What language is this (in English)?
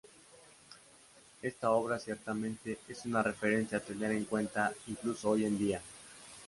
Spanish